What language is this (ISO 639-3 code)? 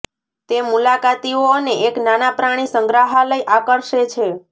guj